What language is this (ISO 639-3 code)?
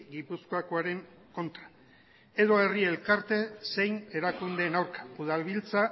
eus